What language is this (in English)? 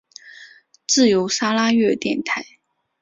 Chinese